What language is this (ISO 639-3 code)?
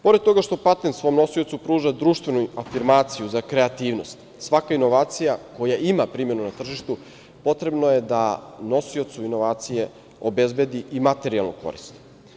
srp